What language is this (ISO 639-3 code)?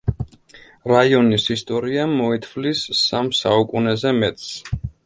kat